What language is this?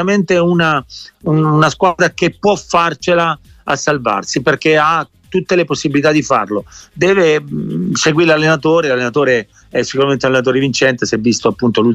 Italian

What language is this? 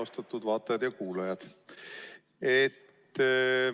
Estonian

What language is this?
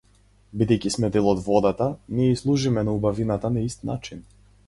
Macedonian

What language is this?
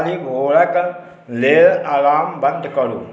Maithili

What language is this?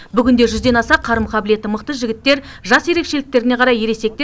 Kazakh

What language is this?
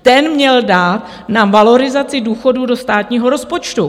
Czech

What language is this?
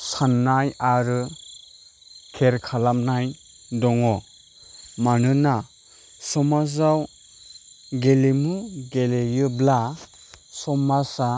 Bodo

